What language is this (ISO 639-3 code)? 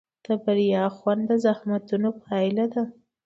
pus